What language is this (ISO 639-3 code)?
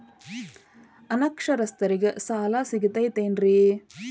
kan